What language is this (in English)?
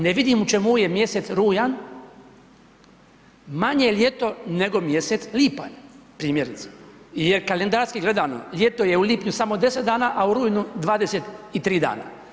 Croatian